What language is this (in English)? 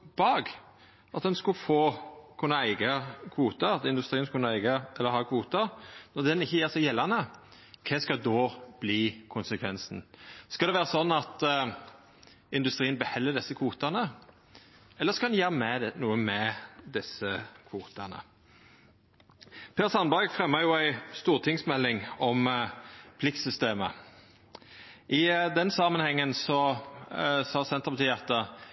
Norwegian Nynorsk